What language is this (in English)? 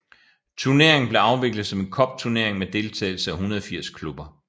Danish